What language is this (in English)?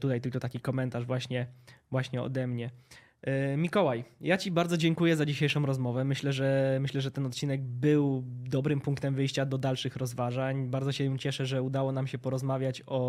Polish